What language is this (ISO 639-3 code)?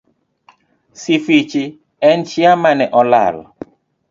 luo